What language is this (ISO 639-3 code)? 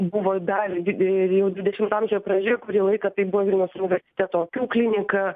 lit